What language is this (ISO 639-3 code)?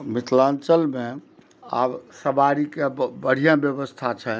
mai